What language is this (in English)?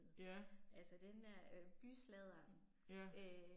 Danish